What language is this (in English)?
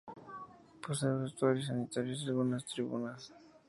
Spanish